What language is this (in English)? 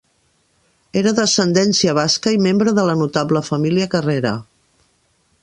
Catalan